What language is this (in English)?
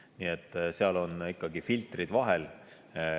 Estonian